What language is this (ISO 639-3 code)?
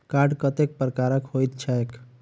mai